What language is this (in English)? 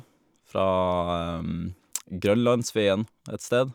Norwegian